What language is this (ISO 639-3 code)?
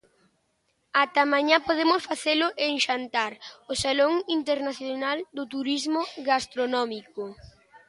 glg